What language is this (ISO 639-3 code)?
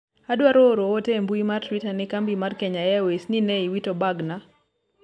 luo